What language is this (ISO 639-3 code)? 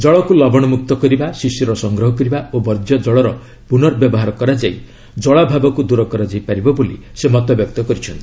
ori